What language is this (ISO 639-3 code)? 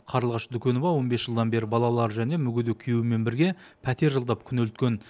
kaz